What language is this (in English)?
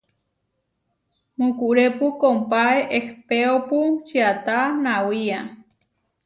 Huarijio